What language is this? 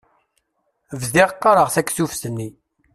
Kabyle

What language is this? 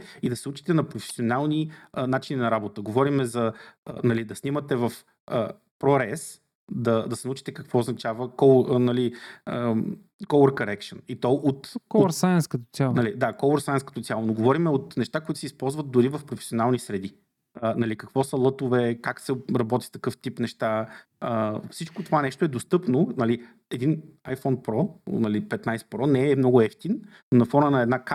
Bulgarian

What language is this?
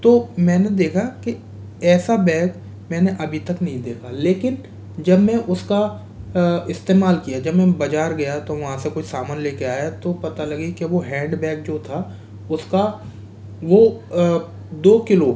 Hindi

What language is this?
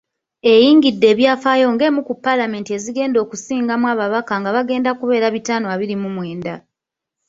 Ganda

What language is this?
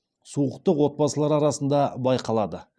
Kazakh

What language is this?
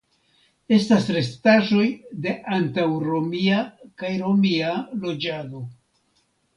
Esperanto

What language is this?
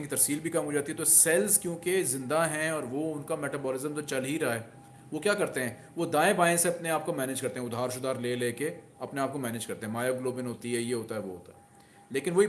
Hindi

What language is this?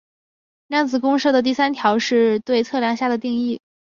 Chinese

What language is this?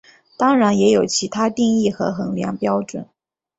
Chinese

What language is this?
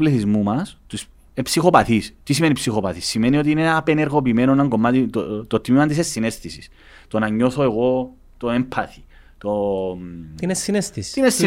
Greek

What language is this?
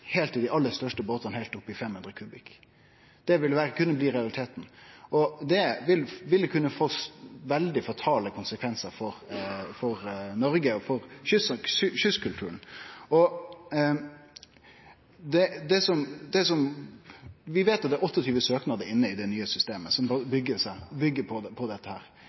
Norwegian Nynorsk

